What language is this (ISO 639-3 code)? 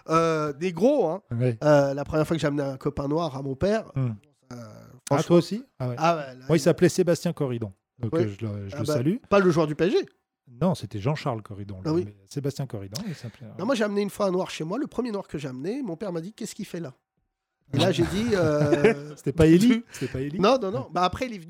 fra